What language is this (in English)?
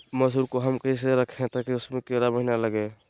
Magahi